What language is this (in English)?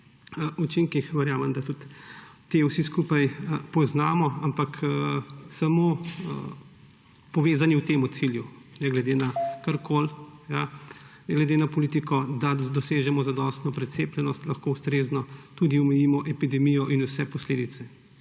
Slovenian